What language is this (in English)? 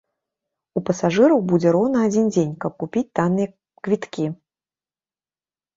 Belarusian